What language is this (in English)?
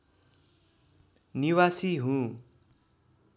Nepali